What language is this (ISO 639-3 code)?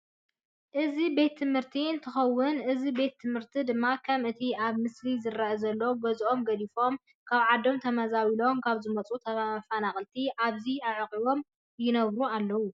tir